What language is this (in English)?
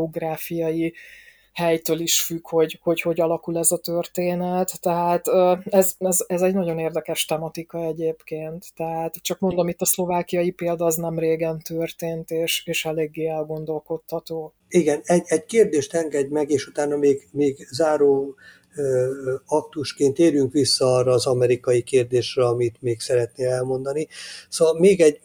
Hungarian